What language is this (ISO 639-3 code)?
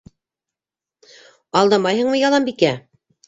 bak